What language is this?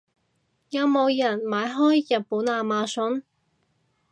Cantonese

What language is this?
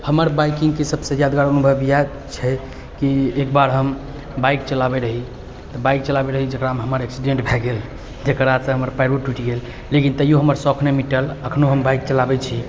Maithili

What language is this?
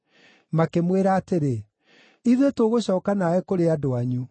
Kikuyu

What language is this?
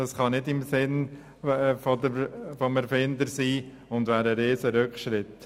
Swiss German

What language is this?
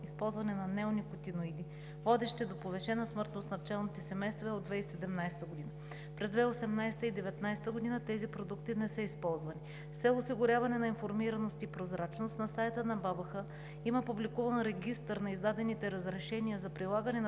Bulgarian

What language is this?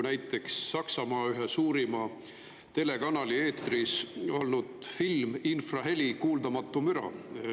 Estonian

